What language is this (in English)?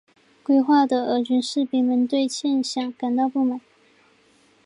Chinese